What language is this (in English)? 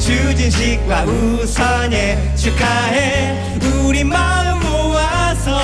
Korean